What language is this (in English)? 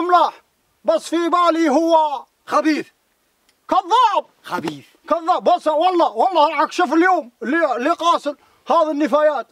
Arabic